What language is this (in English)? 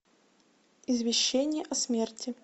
Russian